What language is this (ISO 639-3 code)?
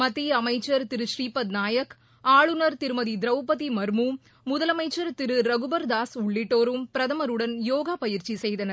tam